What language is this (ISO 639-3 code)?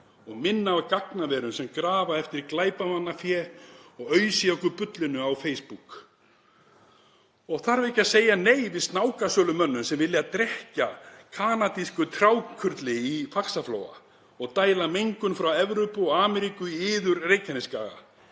isl